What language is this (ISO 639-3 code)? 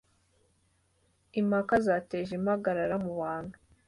kin